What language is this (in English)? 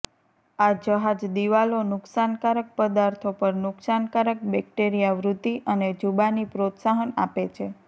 Gujarati